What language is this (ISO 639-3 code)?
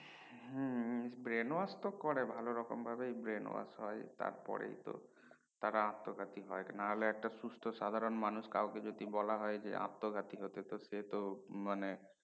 ben